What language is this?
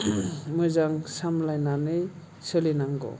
Bodo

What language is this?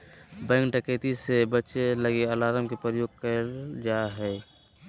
Magahi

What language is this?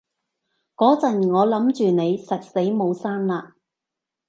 Cantonese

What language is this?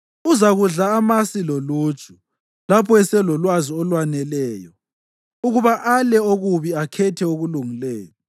North Ndebele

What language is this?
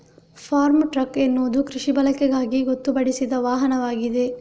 Kannada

